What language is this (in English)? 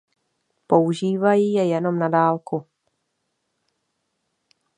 Czech